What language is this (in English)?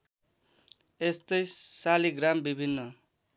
Nepali